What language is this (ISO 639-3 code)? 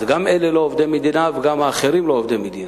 heb